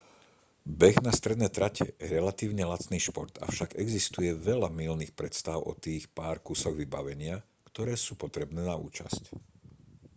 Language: Slovak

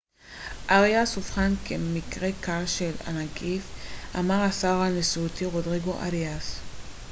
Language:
Hebrew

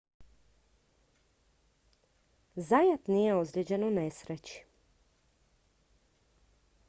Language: Croatian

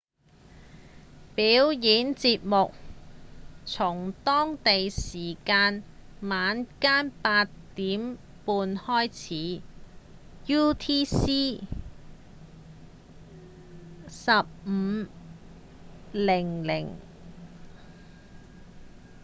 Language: Cantonese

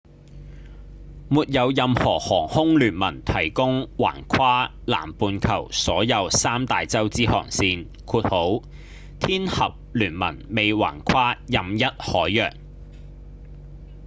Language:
Cantonese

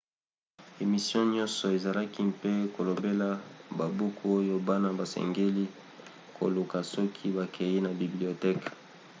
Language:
Lingala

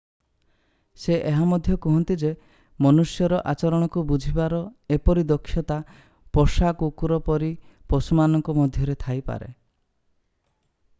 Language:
Odia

